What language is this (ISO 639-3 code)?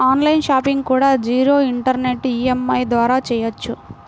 tel